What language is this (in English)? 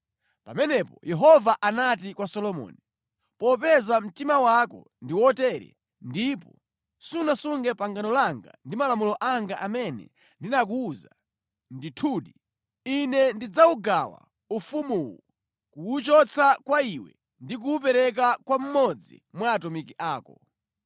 Nyanja